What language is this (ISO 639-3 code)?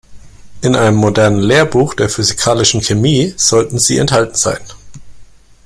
deu